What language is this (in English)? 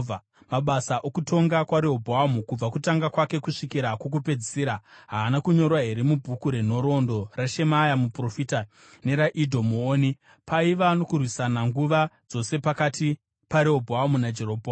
Shona